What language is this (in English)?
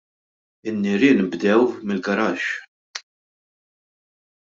Maltese